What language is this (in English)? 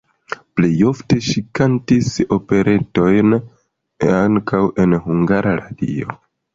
Esperanto